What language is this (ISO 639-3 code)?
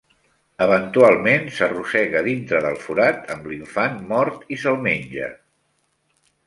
cat